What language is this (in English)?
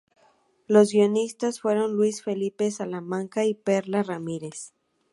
Spanish